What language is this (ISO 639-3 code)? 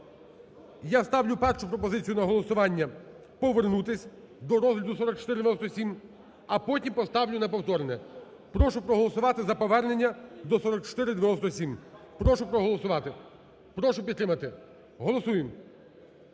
ukr